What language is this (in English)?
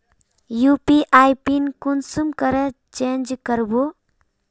Magahi